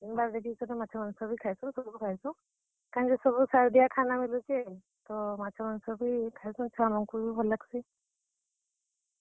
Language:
Odia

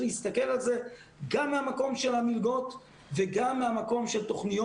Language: Hebrew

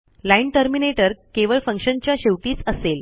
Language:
Marathi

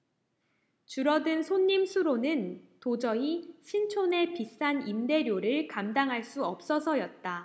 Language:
Korean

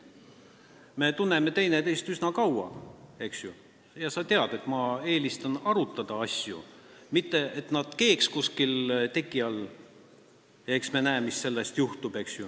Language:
Estonian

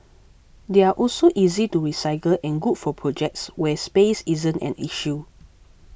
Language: English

